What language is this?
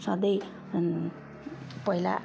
Nepali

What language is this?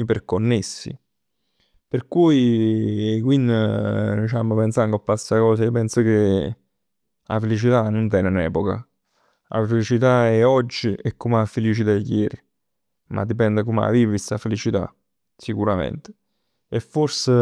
Neapolitan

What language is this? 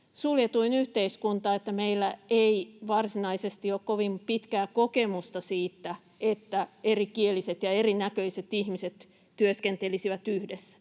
Finnish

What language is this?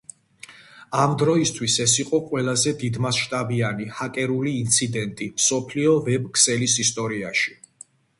Georgian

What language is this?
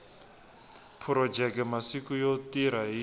Tsonga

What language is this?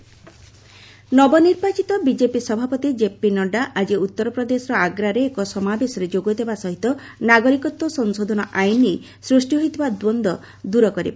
Odia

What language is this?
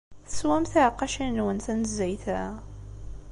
Kabyle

